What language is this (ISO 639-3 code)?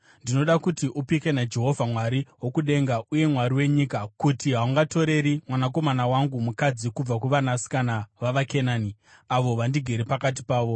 sna